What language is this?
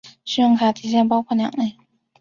Chinese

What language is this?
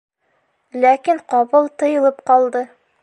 Bashkir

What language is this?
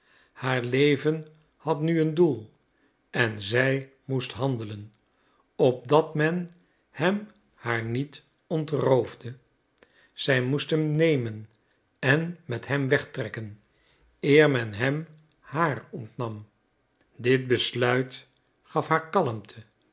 Dutch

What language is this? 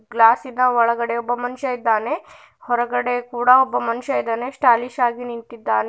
Kannada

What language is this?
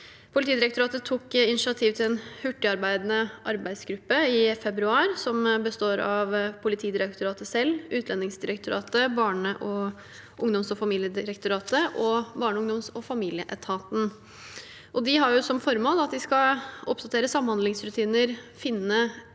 Norwegian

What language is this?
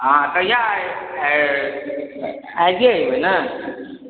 Maithili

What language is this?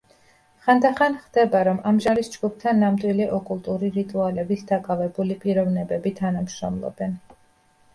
Georgian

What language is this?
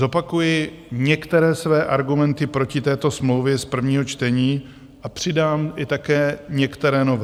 Czech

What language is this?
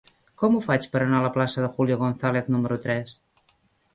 Catalan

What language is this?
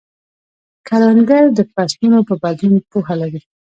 Pashto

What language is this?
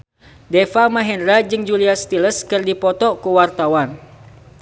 Sundanese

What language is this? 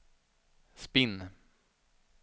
Swedish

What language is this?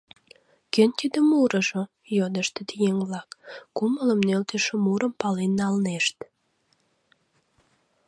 Mari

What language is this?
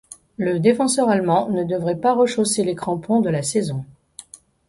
French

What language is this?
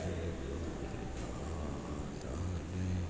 Gujarati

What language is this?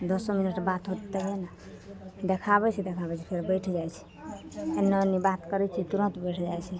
Maithili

